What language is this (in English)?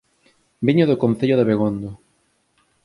Galician